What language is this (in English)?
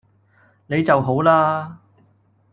Cantonese